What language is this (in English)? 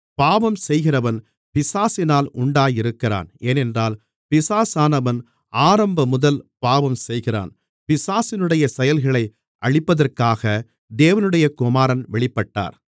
Tamil